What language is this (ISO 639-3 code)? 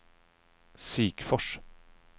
swe